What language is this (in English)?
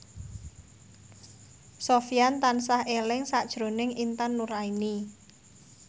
Javanese